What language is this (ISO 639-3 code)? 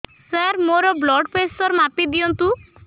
ori